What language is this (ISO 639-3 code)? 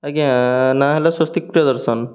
ori